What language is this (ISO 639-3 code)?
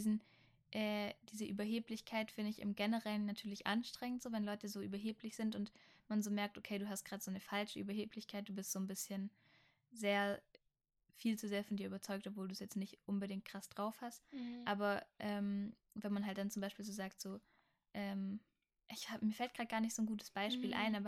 deu